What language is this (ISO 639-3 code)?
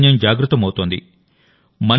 tel